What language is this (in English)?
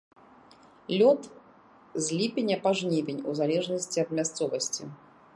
Belarusian